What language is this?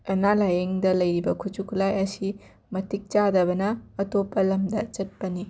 Manipuri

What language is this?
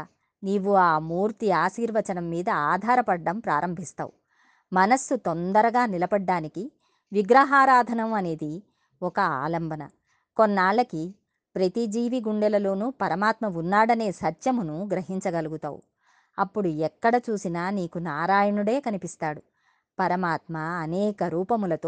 Telugu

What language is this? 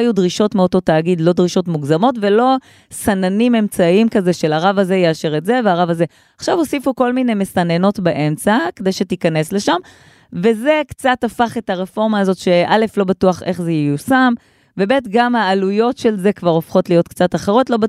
Hebrew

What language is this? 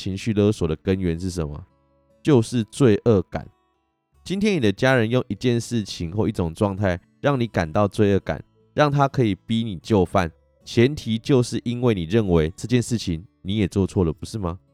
Chinese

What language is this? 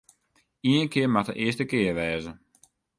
Western Frisian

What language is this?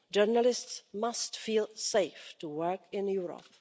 English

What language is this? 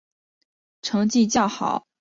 Chinese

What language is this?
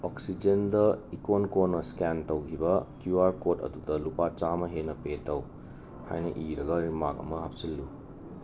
Manipuri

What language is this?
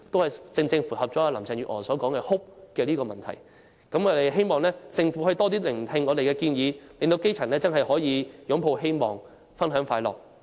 Cantonese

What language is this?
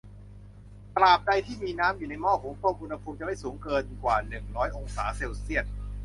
Thai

